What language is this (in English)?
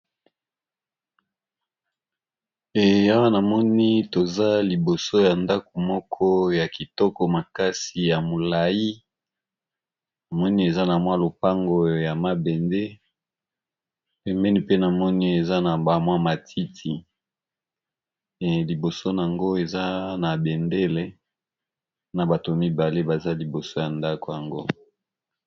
Lingala